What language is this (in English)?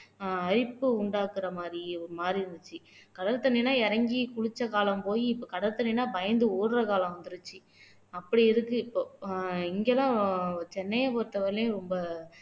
Tamil